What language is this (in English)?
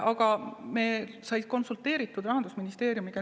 Estonian